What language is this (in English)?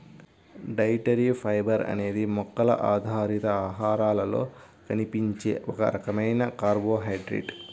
Telugu